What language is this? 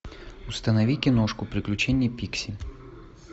Russian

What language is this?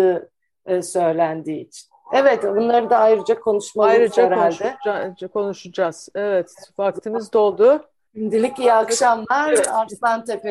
Turkish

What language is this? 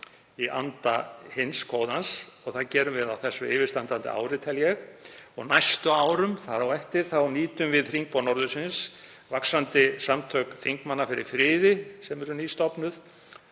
Icelandic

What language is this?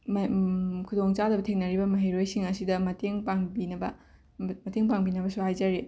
Manipuri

